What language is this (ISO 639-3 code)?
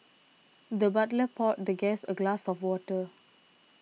eng